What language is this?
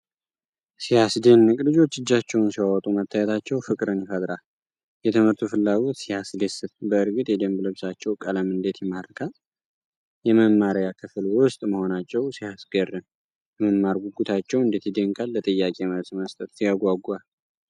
Amharic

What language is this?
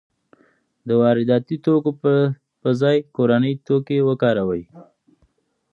Pashto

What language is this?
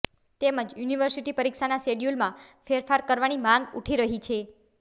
Gujarati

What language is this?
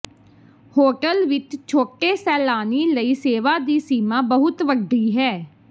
Punjabi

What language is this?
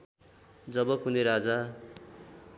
Nepali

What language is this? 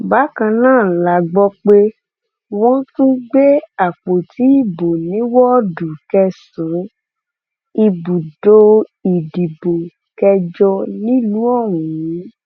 Yoruba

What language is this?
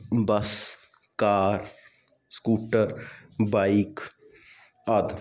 Punjabi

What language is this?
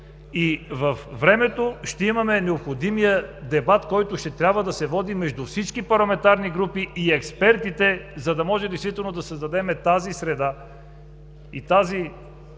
Bulgarian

